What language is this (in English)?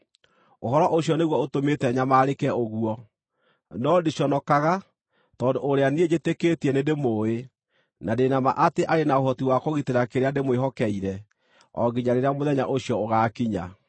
Kikuyu